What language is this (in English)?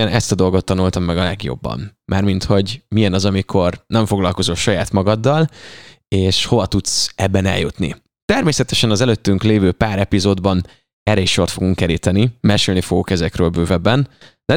Hungarian